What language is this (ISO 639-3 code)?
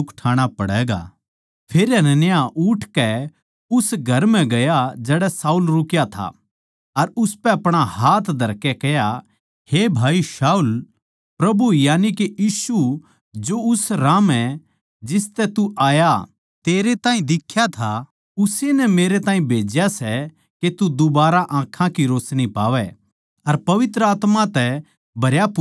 bgc